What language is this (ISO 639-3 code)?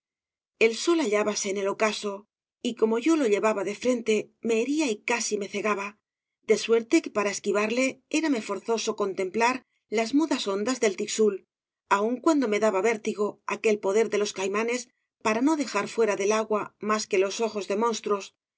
spa